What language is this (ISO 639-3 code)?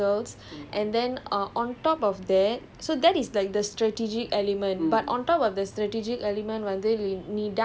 eng